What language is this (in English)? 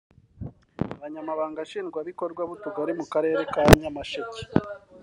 Kinyarwanda